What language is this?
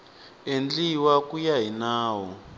Tsonga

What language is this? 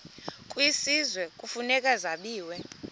Xhosa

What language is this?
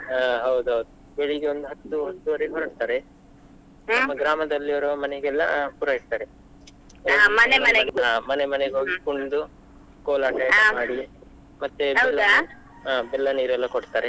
Kannada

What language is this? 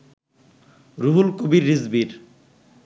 Bangla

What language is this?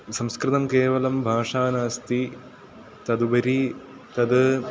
Sanskrit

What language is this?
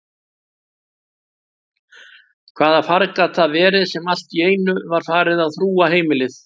Icelandic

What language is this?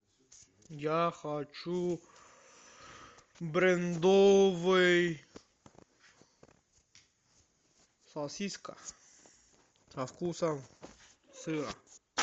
Russian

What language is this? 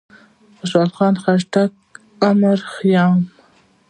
Pashto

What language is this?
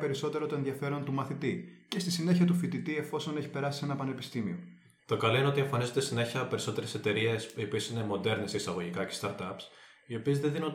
Greek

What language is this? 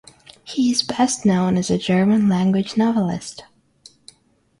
English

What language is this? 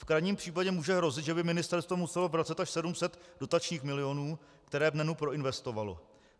Czech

